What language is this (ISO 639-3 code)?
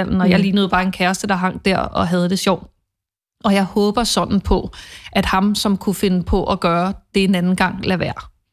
dan